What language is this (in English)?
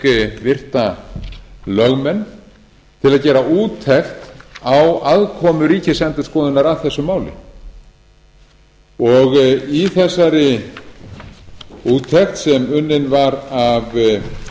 Icelandic